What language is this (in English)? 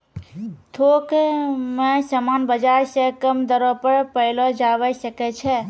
Maithili